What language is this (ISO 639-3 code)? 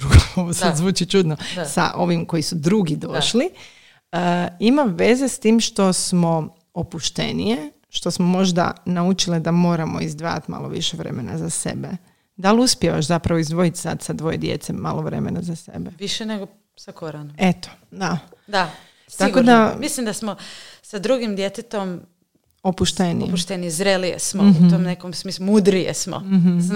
hrv